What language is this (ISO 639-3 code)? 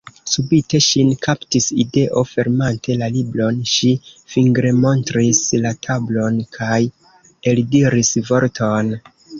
epo